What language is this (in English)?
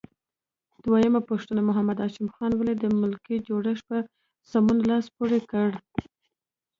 Pashto